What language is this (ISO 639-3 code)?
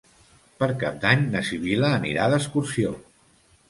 cat